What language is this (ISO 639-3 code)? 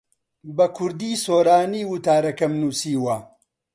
ckb